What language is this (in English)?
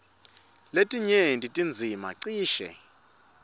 Swati